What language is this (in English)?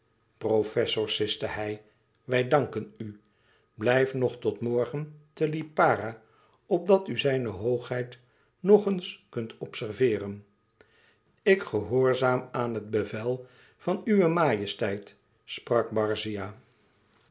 Dutch